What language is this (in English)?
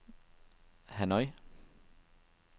Danish